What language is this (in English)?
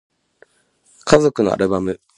Japanese